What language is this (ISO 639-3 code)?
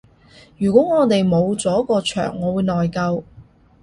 yue